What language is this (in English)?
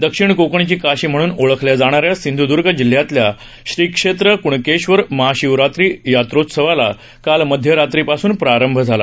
Marathi